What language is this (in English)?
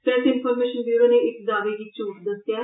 Dogri